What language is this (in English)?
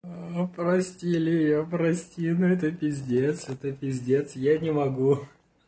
Russian